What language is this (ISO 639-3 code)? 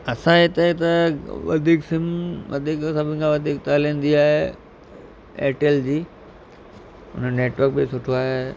snd